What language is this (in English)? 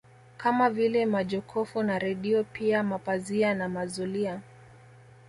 Swahili